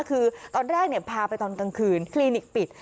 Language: Thai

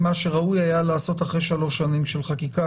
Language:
Hebrew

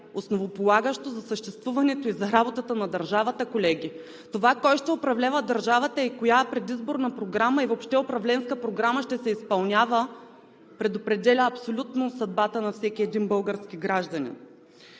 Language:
Bulgarian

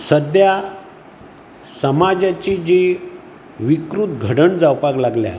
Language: Konkani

